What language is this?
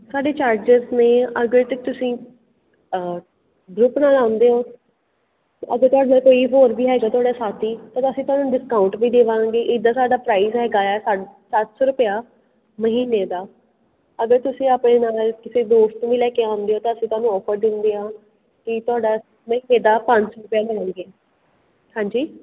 Punjabi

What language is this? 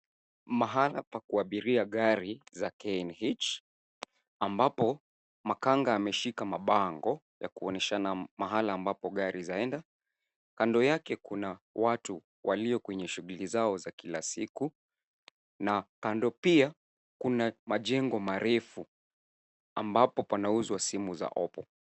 Swahili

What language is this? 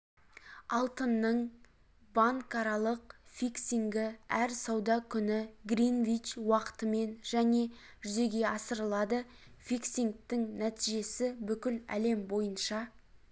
Kazakh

